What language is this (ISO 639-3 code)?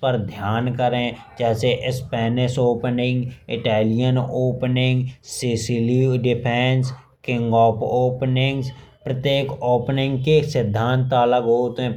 bns